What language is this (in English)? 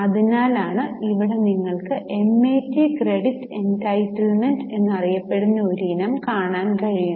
Malayalam